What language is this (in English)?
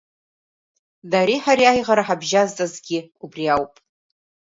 Abkhazian